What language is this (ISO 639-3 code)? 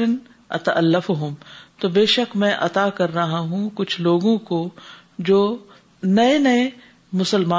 urd